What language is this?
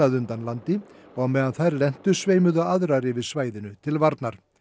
Icelandic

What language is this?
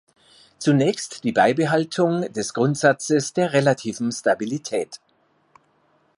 German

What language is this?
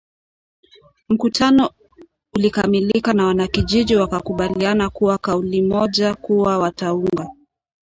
Swahili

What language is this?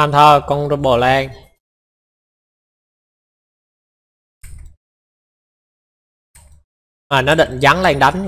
Vietnamese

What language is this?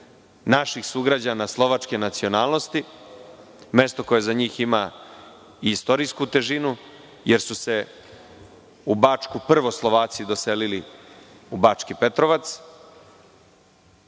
Serbian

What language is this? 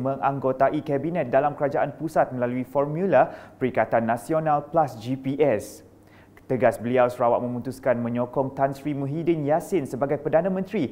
Malay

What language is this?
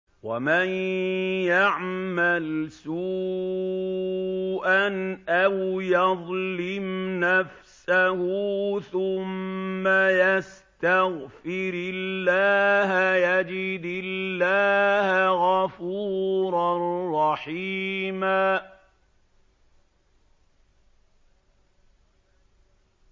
Arabic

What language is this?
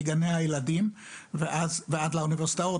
Hebrew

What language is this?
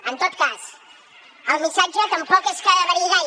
Catalan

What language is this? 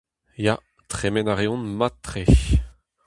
Breton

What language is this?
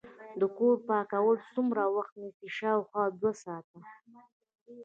Pashto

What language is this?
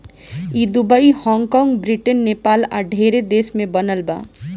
Bhojpuri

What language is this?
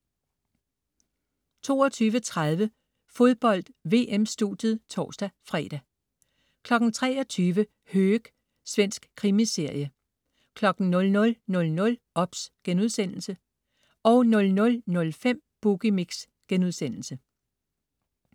Danish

